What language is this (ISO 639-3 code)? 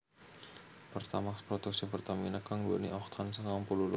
jav